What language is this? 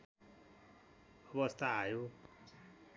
Nepali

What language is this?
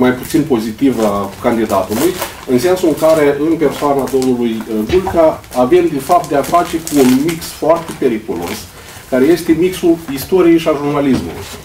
Romanian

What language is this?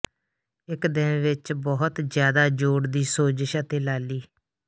Punjabi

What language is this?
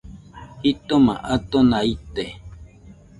Nüpode Huitoto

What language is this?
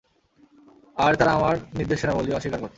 Bangla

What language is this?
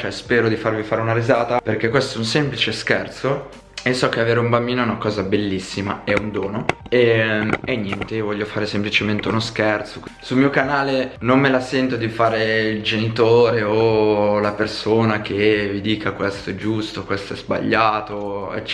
Italian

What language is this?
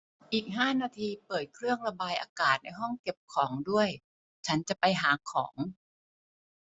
Thai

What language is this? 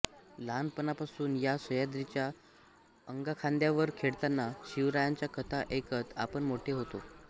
Marathi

